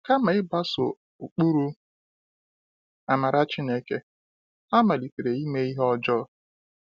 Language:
Igbo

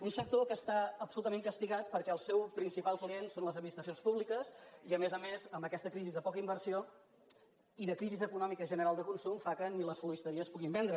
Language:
Catalan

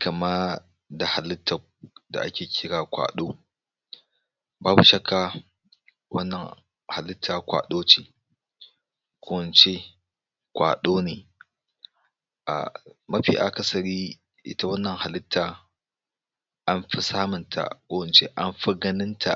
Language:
Hausa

